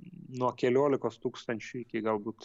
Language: Lithuanian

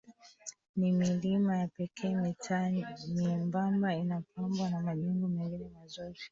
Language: Swahili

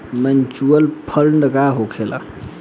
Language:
Bhojpuri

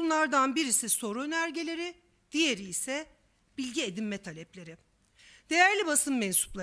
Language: Turkish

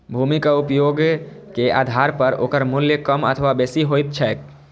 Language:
Maithili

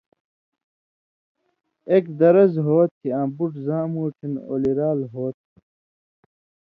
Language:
Indus Kohistani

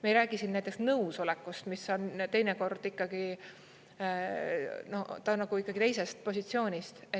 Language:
Estonian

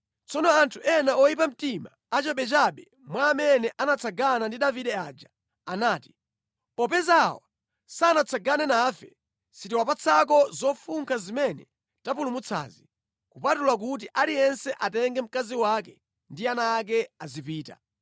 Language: Nyanja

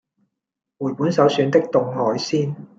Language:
Cantonese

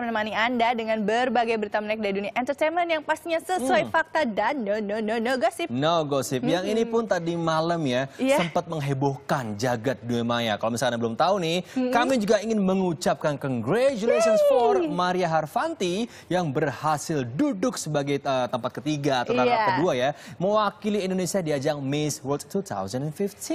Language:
Indonesian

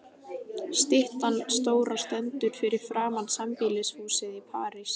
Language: Icelandic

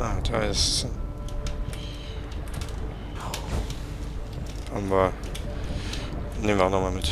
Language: German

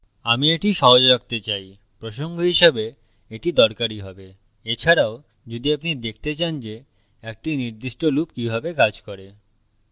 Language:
Bangla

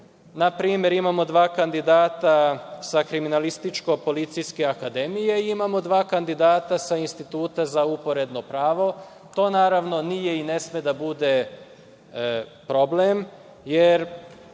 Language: Serbian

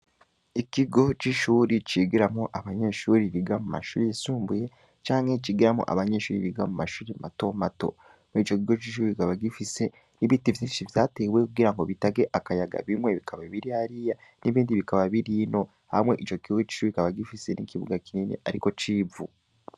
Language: Rundi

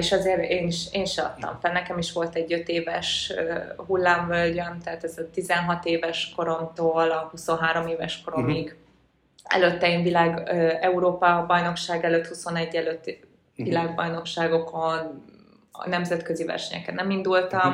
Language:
Hungarian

